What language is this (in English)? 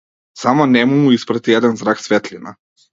Macedonian